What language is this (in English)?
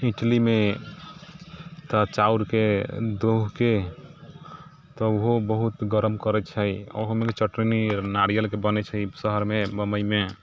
Maithili